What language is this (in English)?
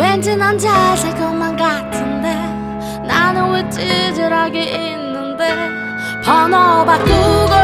Korean